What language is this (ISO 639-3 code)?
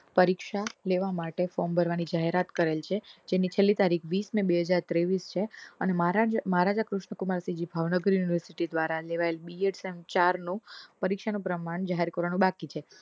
guj